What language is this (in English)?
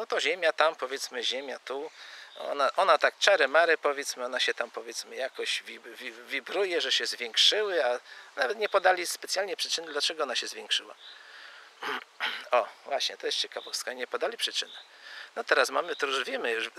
Polish